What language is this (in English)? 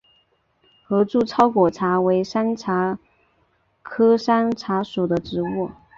Chinese